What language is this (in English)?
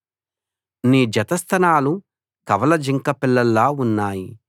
Telugu